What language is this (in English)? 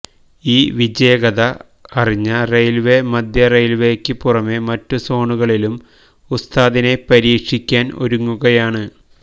Malayalam